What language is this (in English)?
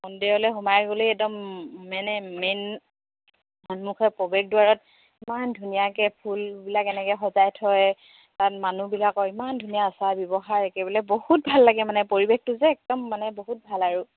Assamese